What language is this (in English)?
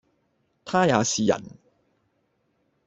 Cantonese